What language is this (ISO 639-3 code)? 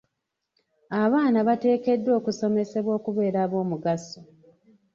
lug